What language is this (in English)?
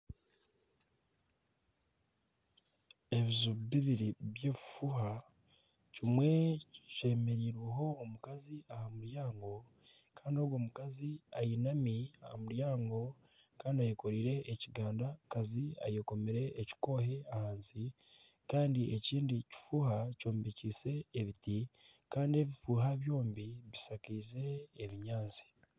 Nyankole